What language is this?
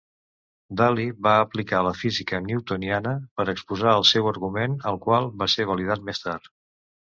Catalan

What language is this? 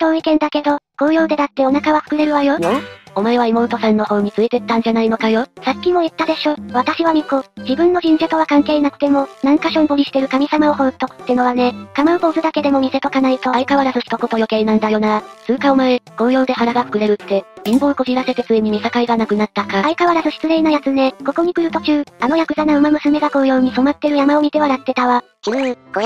Japanese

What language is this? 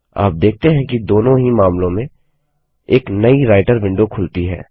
Hindi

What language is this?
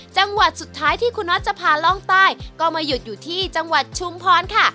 Thai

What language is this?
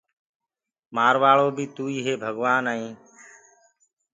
Gurgula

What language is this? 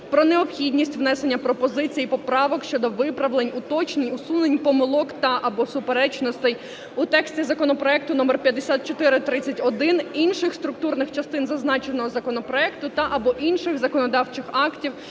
Ukrainian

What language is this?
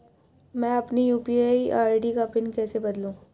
Hindi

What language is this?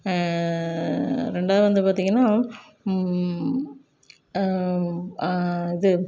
Tamil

